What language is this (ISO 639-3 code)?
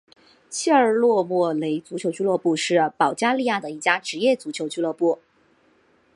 zho